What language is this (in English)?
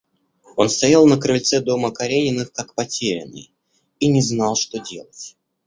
Russian